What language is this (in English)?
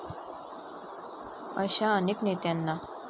Marathi